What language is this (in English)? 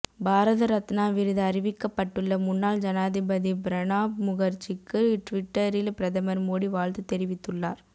Tamil